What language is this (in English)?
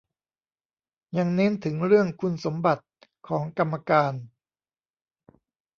Thai